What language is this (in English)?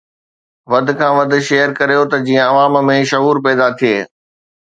Sindhi